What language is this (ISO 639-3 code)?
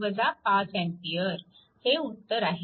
mar